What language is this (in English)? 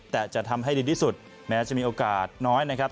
Thai